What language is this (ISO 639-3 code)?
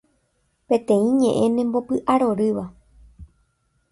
grn